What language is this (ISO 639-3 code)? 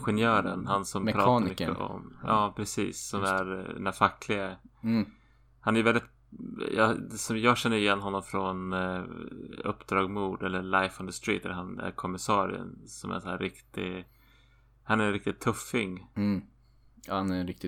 swe